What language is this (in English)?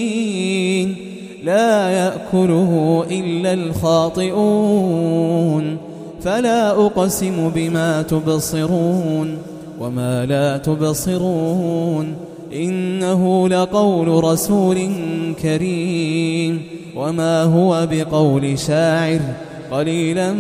Arabic